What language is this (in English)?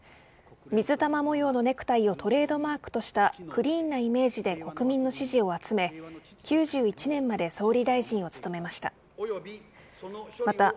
Japanese